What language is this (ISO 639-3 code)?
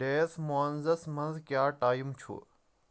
kas